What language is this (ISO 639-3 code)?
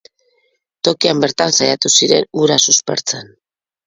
eus